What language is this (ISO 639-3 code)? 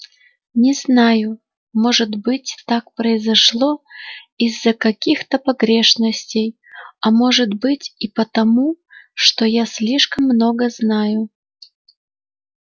rus